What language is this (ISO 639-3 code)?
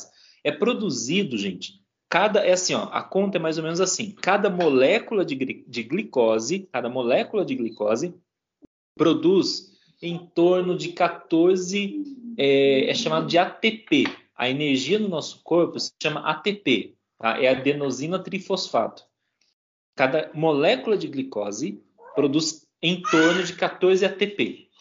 por